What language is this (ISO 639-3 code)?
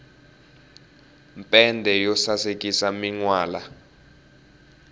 tso